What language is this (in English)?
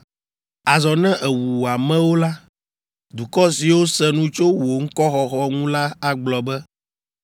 Ewe